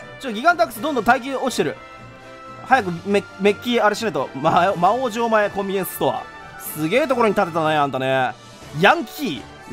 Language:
Japanese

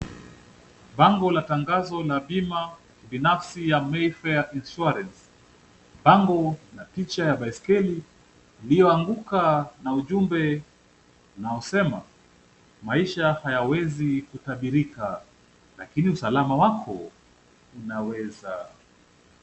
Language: Swahili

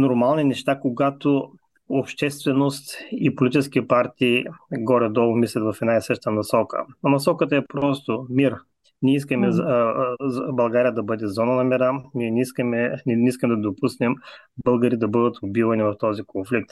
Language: Bulgarian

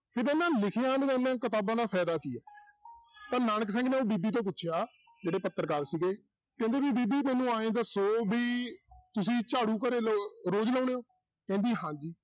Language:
Punjabi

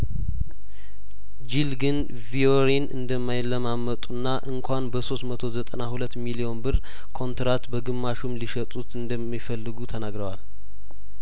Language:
Amharic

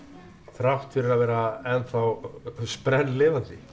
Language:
Icelandic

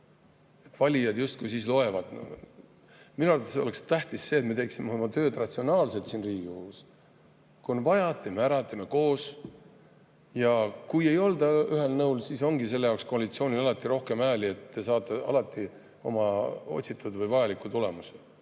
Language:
Estonian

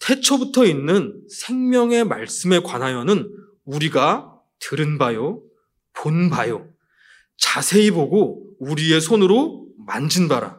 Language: Korean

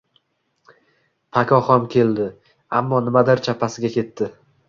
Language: Uzbek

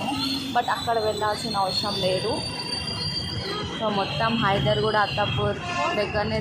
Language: Thai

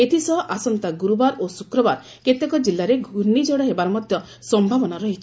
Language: Odia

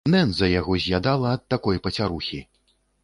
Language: Belarusian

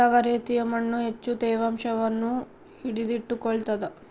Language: Kannada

